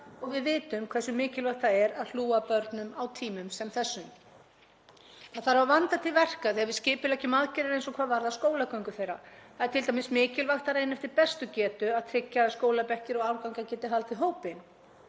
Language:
Icelandic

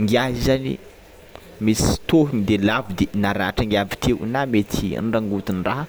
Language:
Tsimihety Malagasy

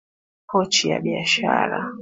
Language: Swahili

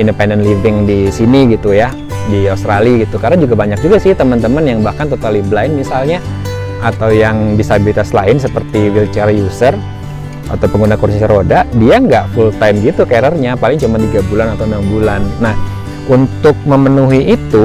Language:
Indonesian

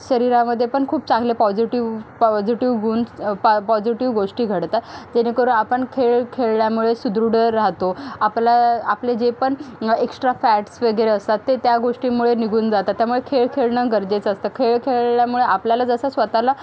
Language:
Marathi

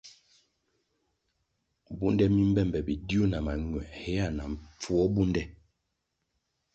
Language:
Kwasio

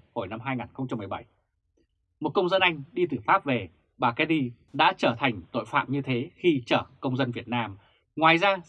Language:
Vietnamese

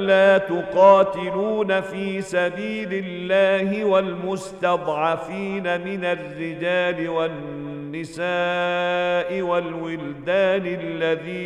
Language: Arabic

